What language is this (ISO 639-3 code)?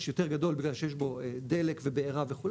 heb